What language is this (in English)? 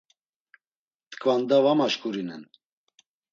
Laz